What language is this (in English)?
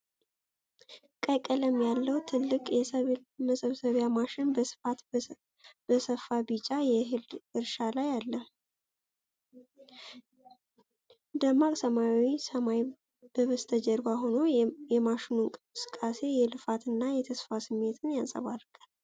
Amharic